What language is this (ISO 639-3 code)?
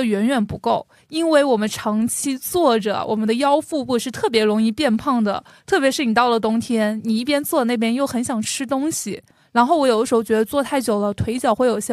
zho